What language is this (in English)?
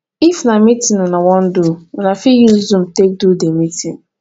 Nigerian Pidgin